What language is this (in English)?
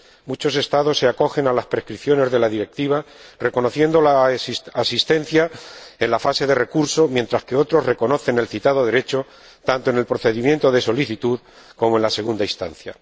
Spanish